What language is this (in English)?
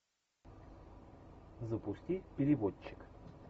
Russian